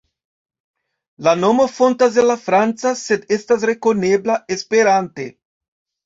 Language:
Esperanto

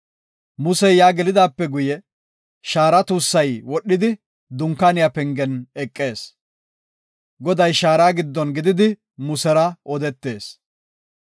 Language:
Gofa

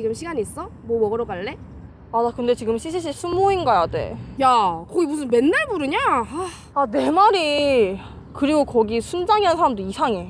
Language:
Korean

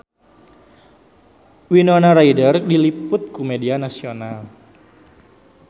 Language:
Sundanese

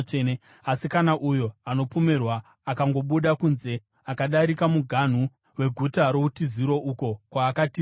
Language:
Shona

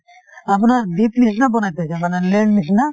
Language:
Assamese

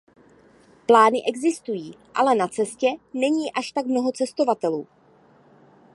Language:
Czech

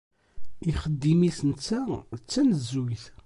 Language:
Kabyle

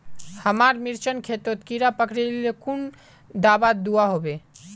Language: Magahi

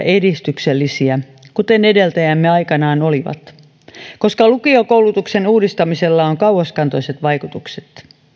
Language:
Finnish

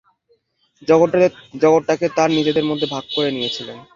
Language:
Bangla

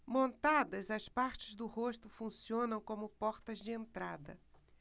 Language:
Portuguese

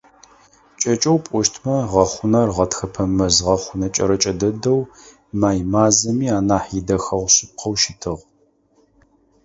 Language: Adyghe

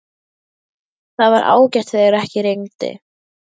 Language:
Icelandic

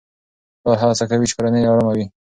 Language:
Pashto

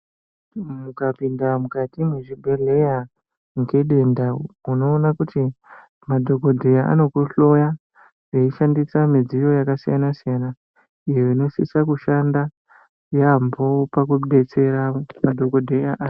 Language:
Ndau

